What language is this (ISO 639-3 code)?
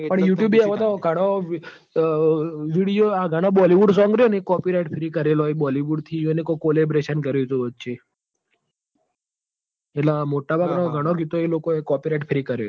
guj